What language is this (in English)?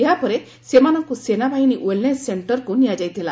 Odia